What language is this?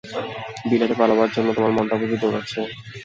Bangla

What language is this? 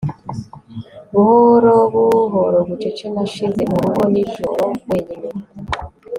Kinyarwanda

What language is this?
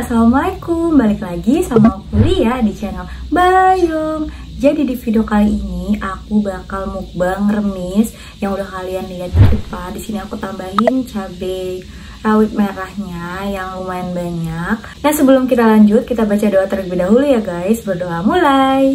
Indonesian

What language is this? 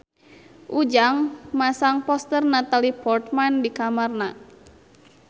Sundanese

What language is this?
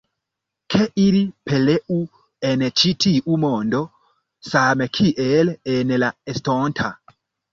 Esperanto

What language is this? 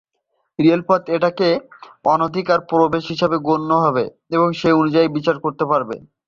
Bangla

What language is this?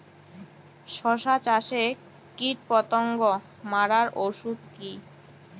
Bangla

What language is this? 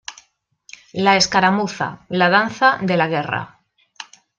Spanish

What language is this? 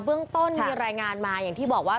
Thai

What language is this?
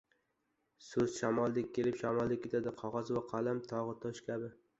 Uzbek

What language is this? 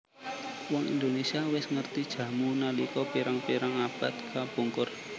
Javanese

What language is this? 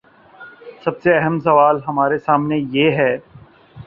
Urdu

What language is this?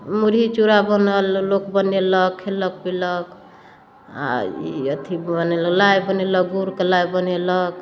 Maithili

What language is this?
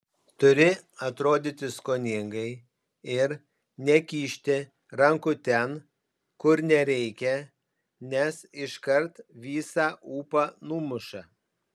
Lithuanian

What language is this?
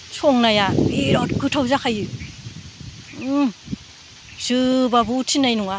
Bodo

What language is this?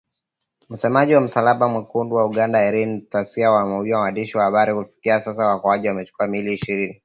Swahili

